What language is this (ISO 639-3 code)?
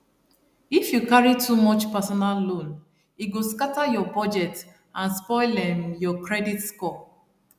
pcm